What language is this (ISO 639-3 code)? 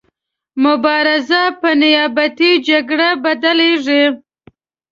pus